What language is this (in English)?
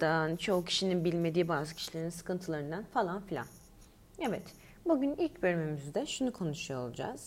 Turkish